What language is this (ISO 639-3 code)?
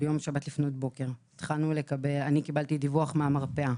heb